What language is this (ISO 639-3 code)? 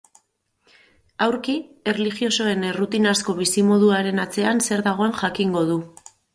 eus